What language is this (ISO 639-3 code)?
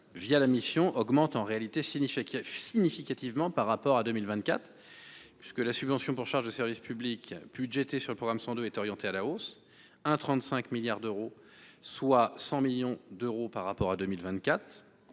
fra